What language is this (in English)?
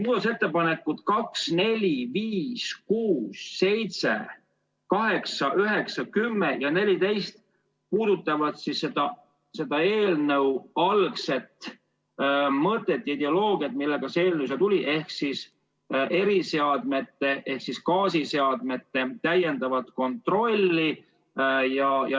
Estonian